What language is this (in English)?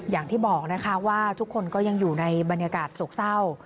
Thai